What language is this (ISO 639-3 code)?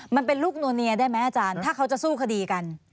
tha